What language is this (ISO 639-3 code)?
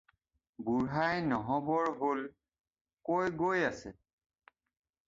asm